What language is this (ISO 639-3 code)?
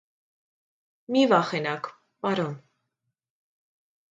hye